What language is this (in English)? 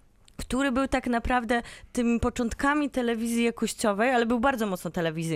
Polish